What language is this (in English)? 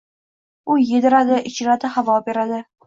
Uzbek